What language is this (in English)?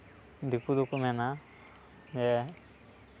Santali